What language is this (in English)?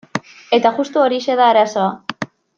Basque